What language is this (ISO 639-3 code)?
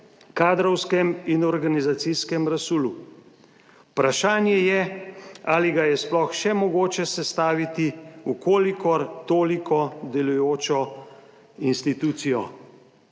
slv